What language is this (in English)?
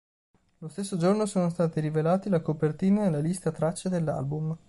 Italian